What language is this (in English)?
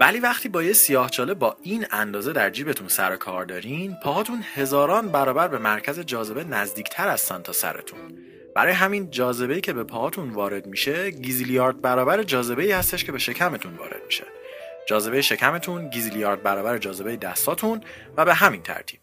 Persian